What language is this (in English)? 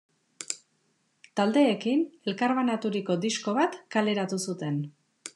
Basque